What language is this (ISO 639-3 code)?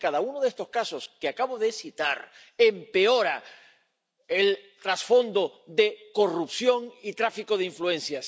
spa